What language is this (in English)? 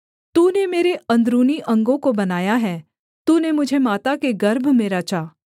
Hindi